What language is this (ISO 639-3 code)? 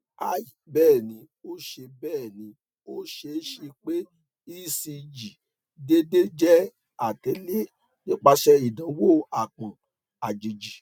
yor